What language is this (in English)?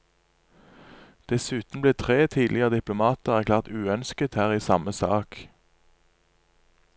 Norwegian